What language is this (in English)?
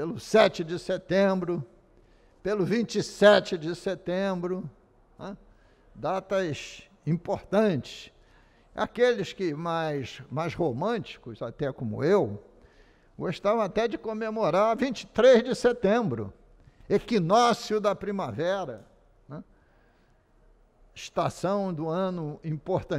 Portuguese